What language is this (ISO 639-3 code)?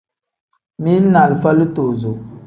kdh